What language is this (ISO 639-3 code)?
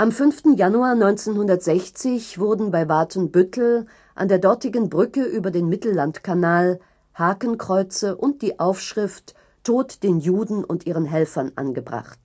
deu